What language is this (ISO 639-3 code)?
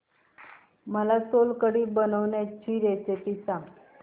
mar